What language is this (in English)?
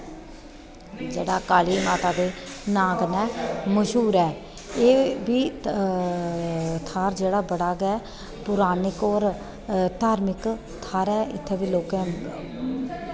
Dogri